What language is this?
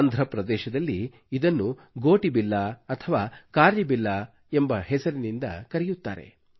Kannada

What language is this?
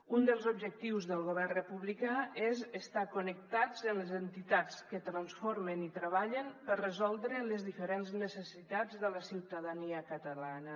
Catalan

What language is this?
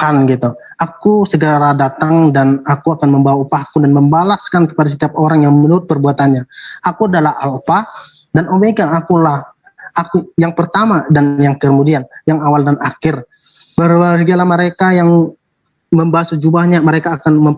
Indonesian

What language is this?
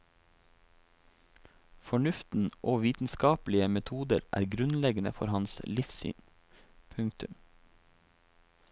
Norwegian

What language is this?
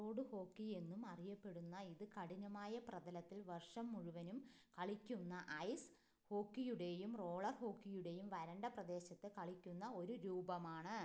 Malayalam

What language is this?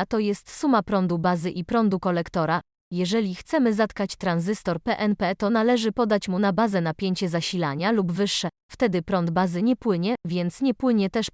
Polish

